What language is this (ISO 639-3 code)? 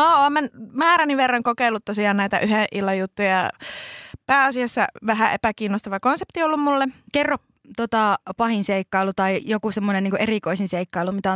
fin